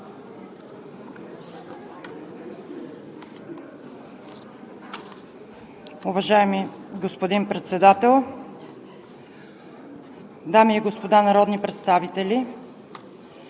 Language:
Bulgarian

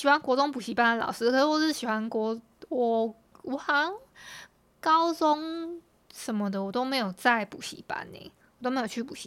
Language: Chinese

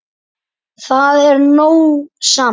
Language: Icelandic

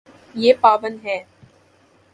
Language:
Urdu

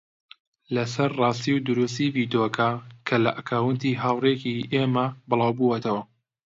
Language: Central Kurdish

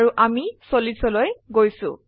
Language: Assamese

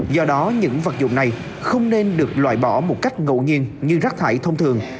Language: Vietnamese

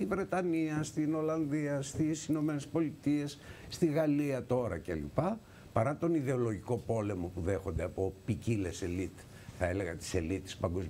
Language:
Greek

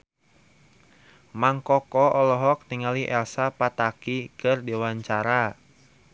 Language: Sundanese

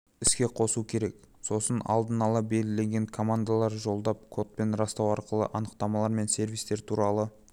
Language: Kazakh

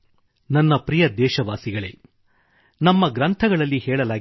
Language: Kannada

